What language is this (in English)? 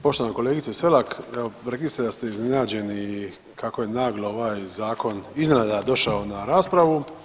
Croatian